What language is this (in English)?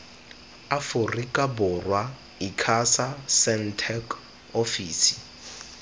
Tswana